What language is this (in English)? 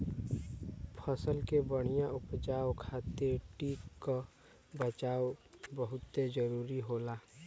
Bhojpuri